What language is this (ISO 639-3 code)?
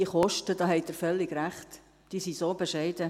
gsw